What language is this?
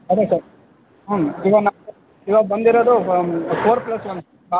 Kannada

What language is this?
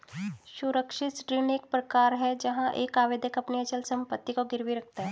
Hindi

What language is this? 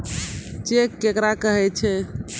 Maithili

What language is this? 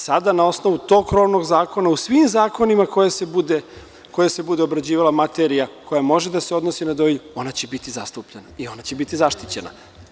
Serbian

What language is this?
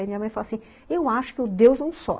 Portuguese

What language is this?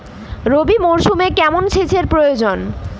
Bangla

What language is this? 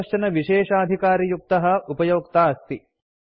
Sanskrit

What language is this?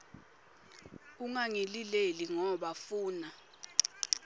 Swati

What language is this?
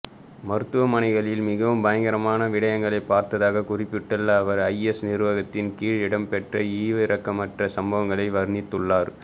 Tamil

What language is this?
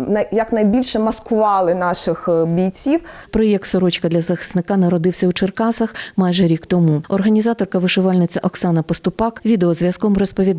Ukrainian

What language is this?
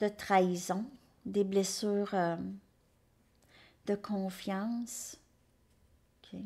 French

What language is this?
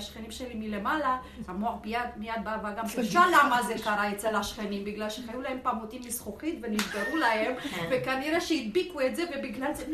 Hebrew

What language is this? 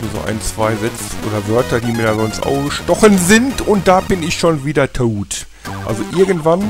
German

